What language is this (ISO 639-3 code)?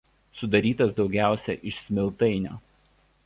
lit